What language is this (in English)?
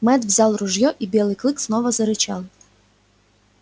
Russian